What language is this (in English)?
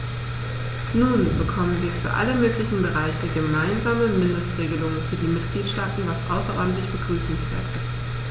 German